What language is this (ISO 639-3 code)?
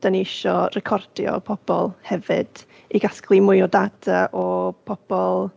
cym